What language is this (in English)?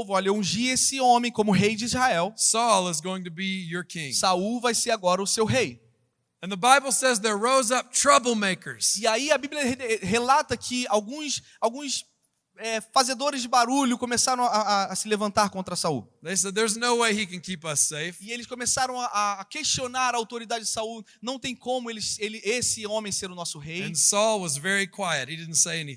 Portuguese